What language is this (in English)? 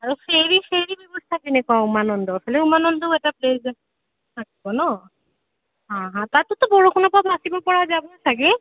Assamese